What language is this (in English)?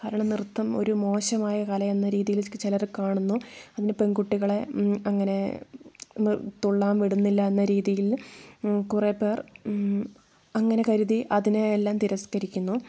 Malayalam